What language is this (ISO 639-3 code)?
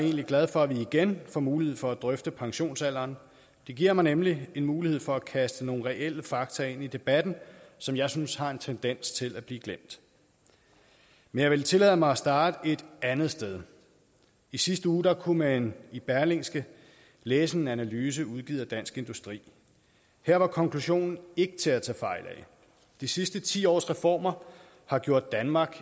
dan